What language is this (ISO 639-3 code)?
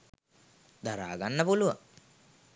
sin